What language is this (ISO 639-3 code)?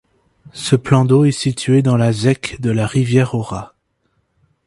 fra